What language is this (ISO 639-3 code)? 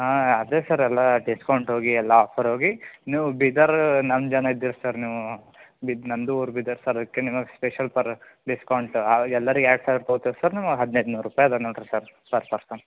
kan